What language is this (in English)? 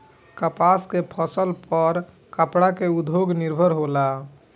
Bhojpuri